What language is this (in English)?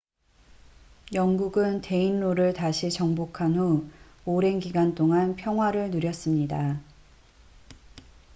Korean